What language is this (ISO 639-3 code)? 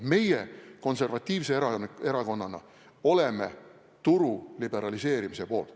est